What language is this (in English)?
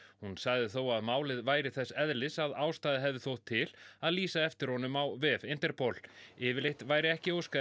Icelandic